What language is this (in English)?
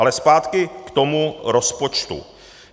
Czech